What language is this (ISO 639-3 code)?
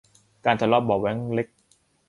tha